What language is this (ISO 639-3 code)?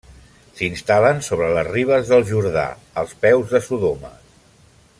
cat